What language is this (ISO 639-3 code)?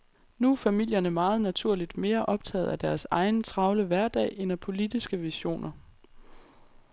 dan